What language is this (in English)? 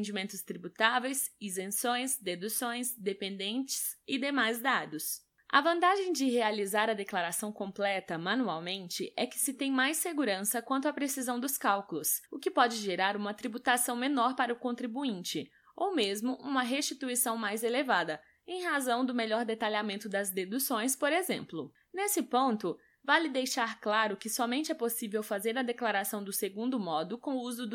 Portuguese